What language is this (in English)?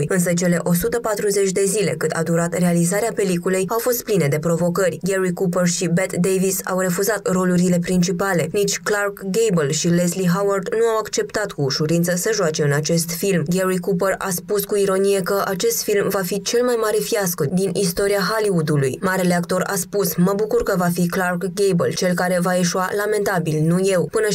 Romanian